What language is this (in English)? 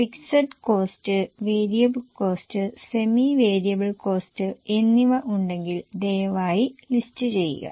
Malayalam